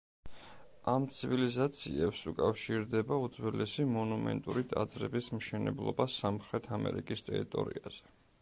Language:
Georgian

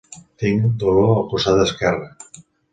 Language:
Catalan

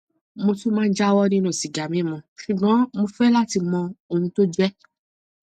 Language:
Yoruba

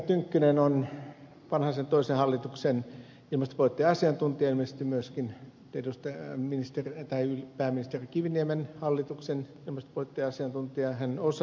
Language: Finnish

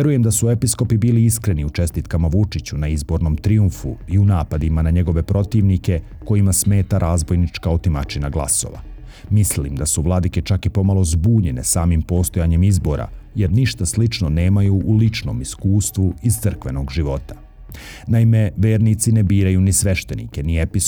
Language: Croatian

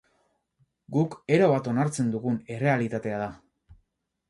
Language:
Basque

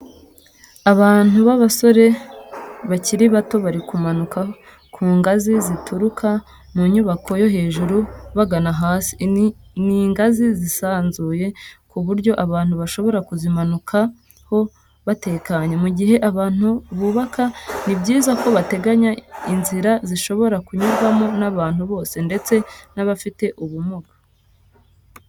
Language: Kinyarwanda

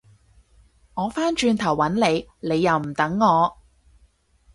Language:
Cantonese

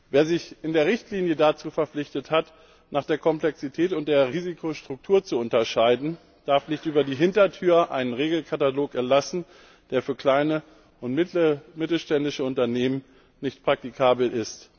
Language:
German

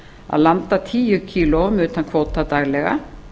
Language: Icelandic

